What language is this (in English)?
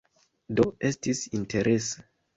Esperanto